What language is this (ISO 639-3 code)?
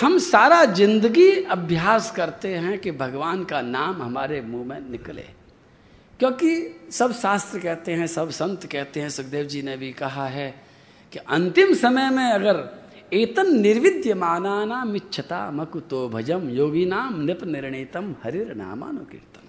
hin